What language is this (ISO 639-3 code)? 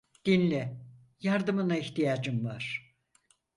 tur